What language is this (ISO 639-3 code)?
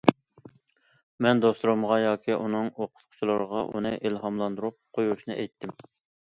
uig